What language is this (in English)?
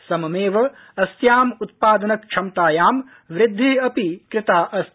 Sanskrit